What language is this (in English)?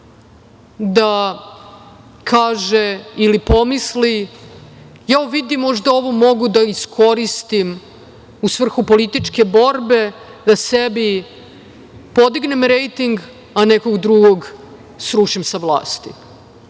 Serbian